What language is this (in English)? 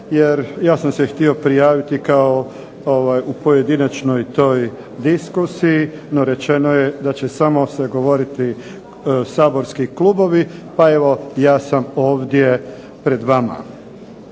Croatian